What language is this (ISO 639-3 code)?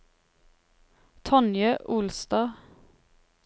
nor